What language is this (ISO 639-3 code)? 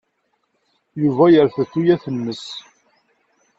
kab